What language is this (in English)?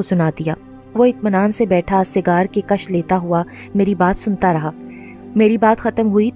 Urdu